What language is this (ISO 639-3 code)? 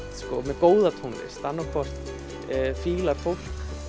isl